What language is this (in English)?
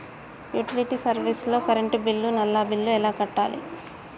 Telugu